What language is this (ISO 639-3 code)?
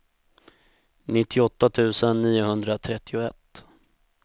swe